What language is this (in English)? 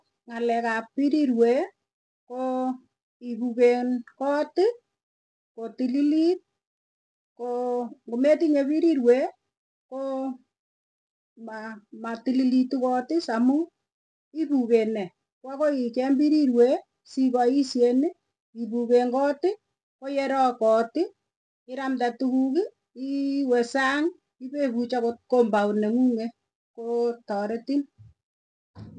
Tugen